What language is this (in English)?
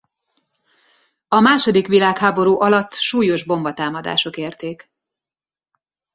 Hungarian